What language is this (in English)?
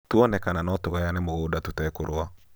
Kikuyu